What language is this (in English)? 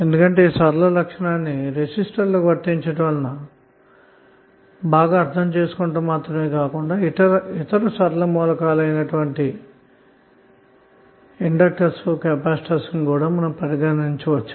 Telugu